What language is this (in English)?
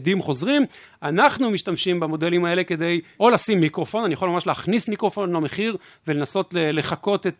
Hebrew